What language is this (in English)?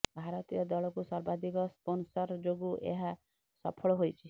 Odia